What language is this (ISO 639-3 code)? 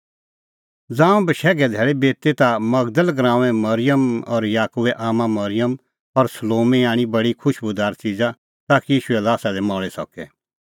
kfx